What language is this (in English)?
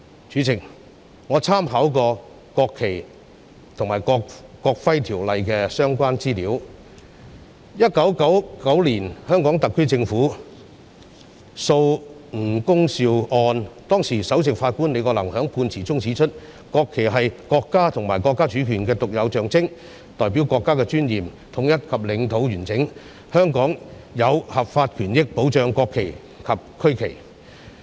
Cantonese